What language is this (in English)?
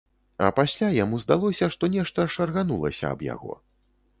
Belarusian